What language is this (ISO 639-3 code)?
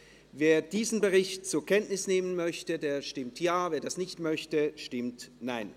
gsw